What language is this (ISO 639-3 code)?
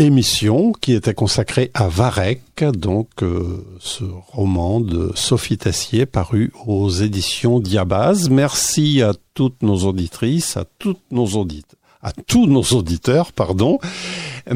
fra